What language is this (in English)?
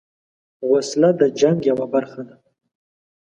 Pashto